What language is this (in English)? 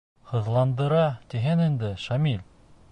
Bashkir